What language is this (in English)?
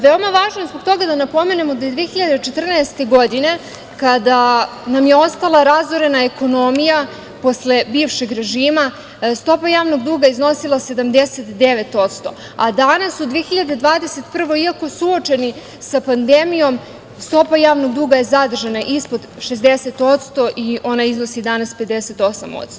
Serbian